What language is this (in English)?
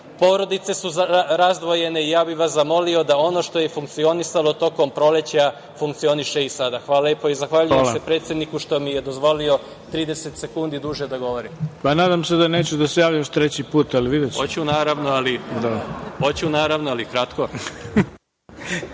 Serbian